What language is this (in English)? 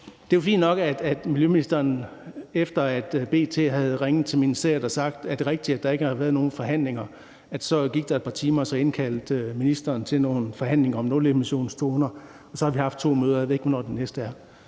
Danish